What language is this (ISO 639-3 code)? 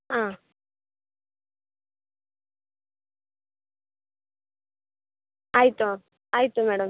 kan